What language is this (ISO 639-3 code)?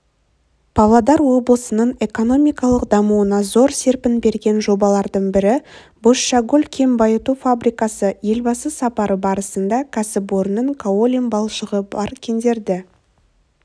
kaz